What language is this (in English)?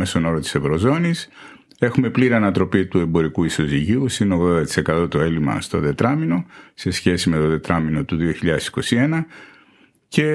Greek